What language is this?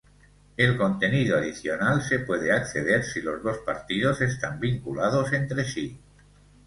Spanish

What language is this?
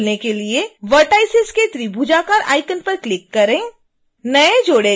Hindi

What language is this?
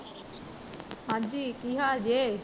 Punjabi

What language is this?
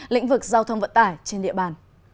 Vietnamese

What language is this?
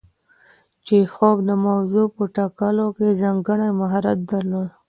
Pashto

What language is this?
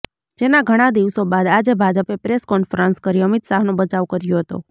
Gujarati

